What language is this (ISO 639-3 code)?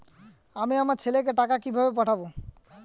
ben